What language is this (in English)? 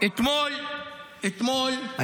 Hebrew